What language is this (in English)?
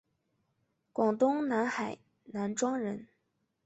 Chinese